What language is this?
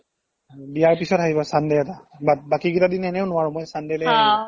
Assamese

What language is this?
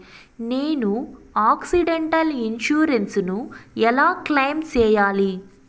Telugu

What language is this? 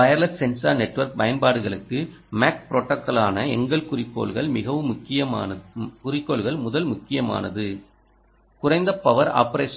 Tamil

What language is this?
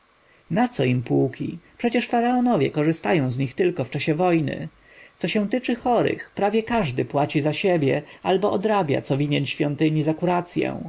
Polish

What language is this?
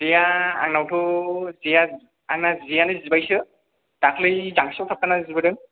Bodo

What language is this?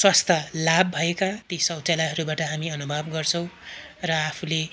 Nepali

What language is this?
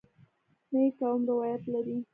Pashto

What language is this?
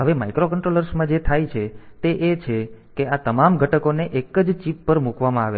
Gujarati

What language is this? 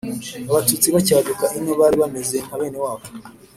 Kinyarwanda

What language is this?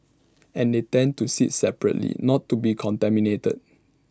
English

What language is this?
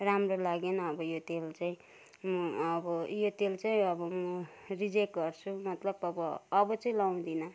Nepali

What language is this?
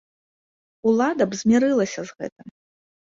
Belarusian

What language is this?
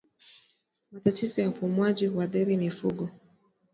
Swahili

